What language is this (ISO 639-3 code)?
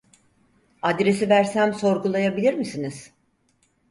tur